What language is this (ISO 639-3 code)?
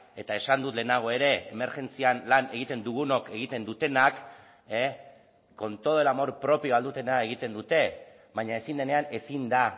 eus